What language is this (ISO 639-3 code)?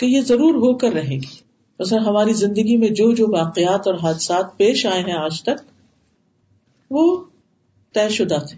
urd